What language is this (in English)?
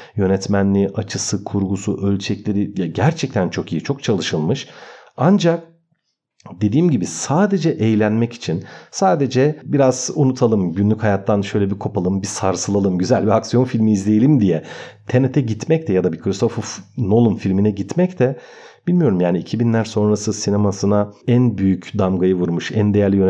Turkish